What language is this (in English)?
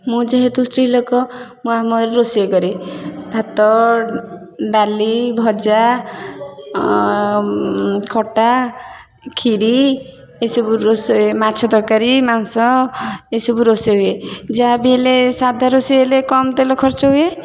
Odia